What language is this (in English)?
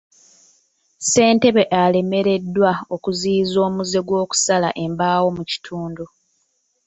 Ganda